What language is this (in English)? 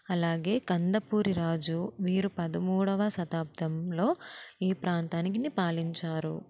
Telugu